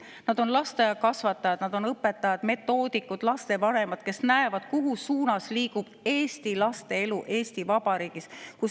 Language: Estonian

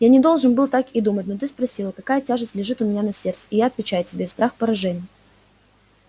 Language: Russian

